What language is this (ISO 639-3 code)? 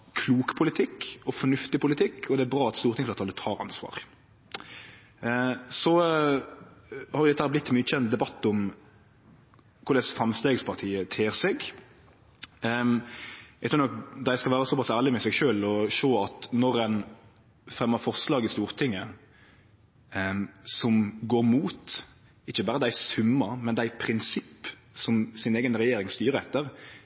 nno